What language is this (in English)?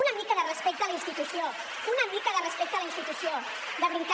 Catalan